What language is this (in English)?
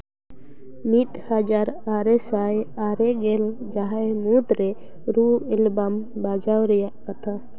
Santali